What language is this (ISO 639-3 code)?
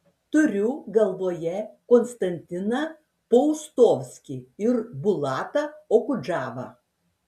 lit